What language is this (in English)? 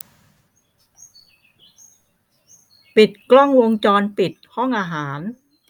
Thai